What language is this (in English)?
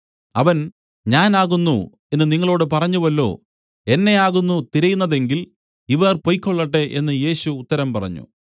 Malayalam